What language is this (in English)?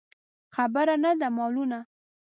Pashto